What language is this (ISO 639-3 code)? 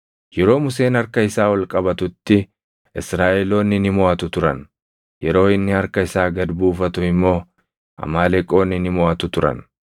orm